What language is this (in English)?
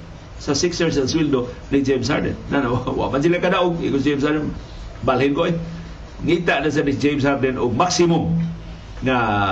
Filipino